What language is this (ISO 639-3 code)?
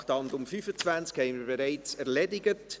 gsw